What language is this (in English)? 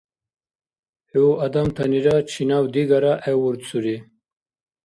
Dargwa